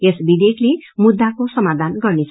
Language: Nepali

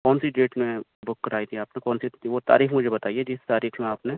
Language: Urdu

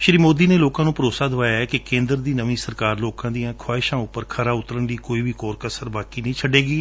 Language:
Punjabi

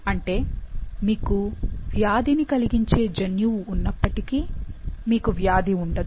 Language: Telugu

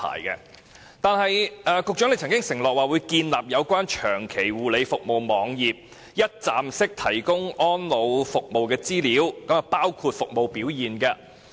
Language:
Cantonese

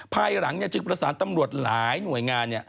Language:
Thai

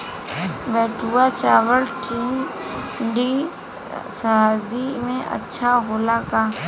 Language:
Bhojpuri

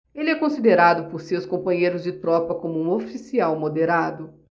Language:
Portuguese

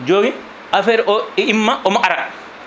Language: Fula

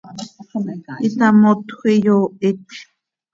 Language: Seri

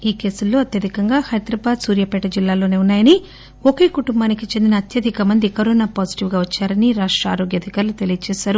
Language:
Telugu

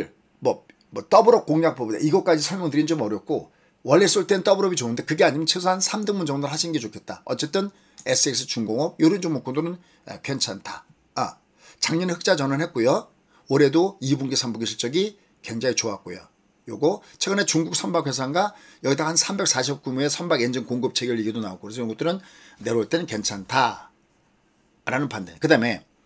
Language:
Korean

